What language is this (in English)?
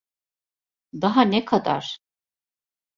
Turkish